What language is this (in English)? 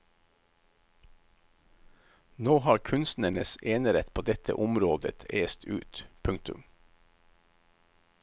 Norwegian